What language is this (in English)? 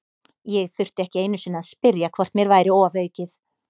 Icelandic